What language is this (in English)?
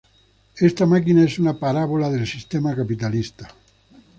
Spanish